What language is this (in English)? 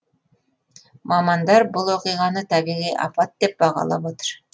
Kazakh